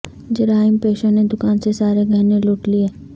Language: Urdu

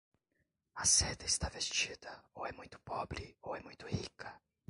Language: Portuguese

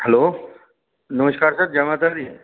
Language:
Dogri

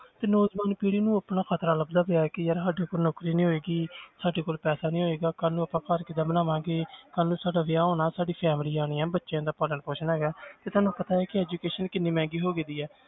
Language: Punjabi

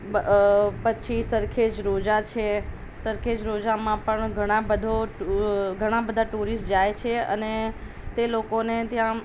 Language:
Gujarati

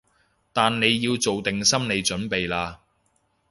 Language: Cantonese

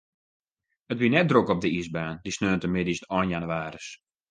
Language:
Western Frisian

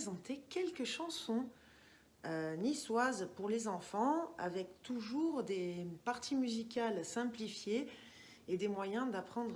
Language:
French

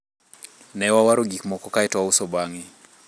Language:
Luo (Kenya and Tanzania)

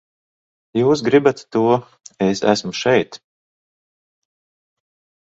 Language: Latvian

